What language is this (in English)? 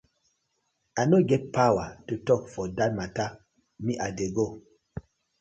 Nigerian Pidgin